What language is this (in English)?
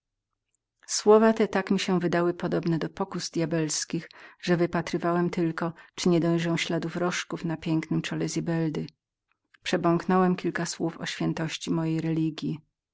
Polish